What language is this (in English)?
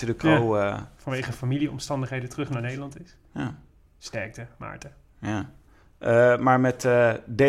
Dutch